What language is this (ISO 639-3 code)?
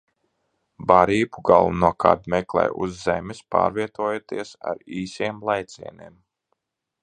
lav